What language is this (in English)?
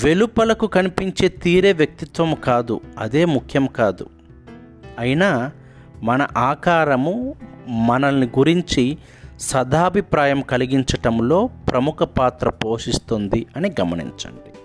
Telugu